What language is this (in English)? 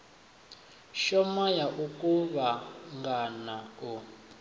Venda